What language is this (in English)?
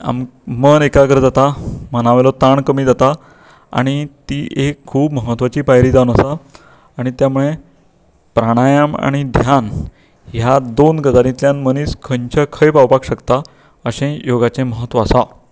Konkani